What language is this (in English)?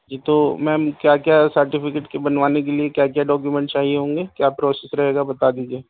Urdu